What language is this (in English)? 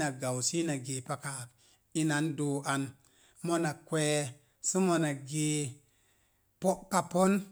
Mom Jango